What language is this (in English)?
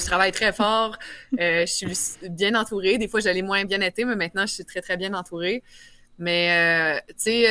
French